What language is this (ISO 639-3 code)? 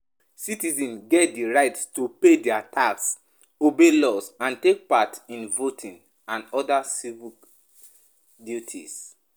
pcm